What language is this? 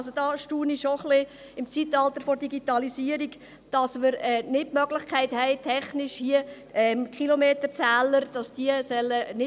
Swiss German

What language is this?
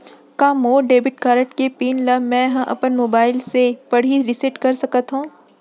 Chhattisgarhi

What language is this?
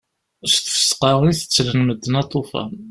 Kabyle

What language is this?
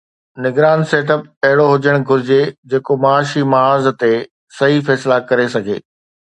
Sindhi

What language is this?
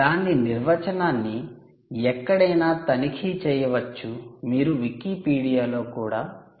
Telugu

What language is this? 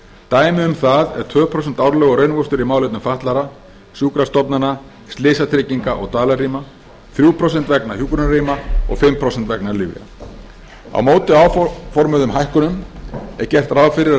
Icelandic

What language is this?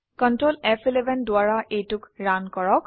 Assamese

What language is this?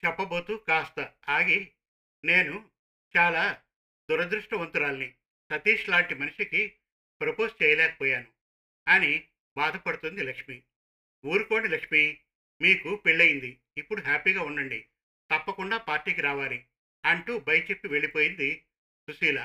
Telugu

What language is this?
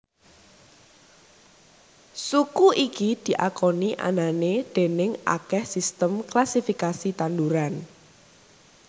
Javanese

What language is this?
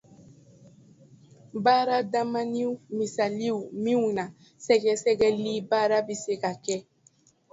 Dyula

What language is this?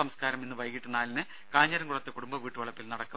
Malayalam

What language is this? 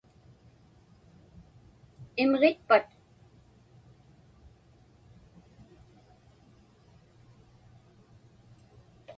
Inupiaq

